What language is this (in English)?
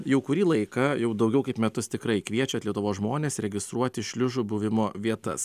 Lithuanian